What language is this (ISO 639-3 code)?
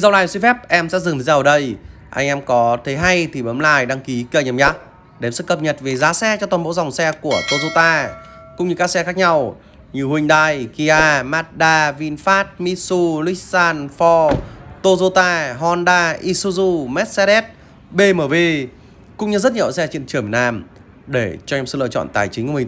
vie